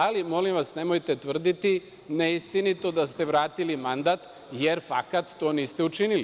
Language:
Serbian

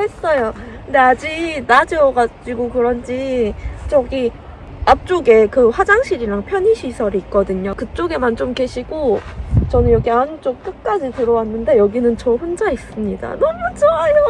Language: Korean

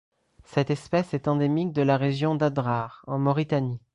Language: French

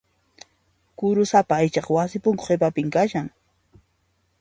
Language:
Puno Quechua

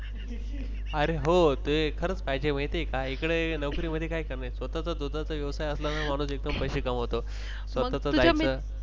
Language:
Marathi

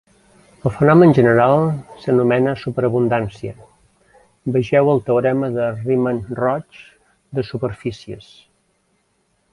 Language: Catalan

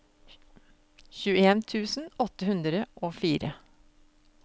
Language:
Norwegian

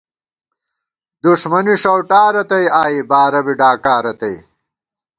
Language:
Gawar-Bati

